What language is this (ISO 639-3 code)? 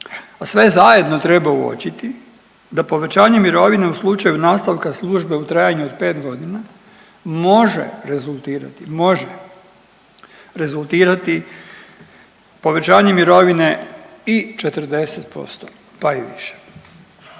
hrv